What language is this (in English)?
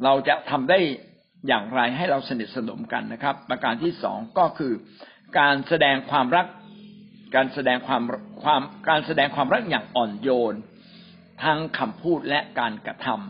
Thai